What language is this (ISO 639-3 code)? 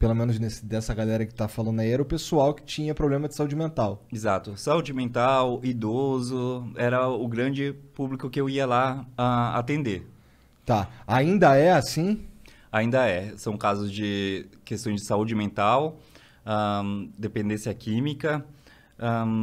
por